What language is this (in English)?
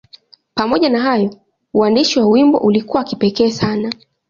Swahili